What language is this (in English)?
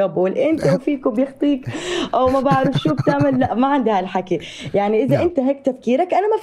Arabic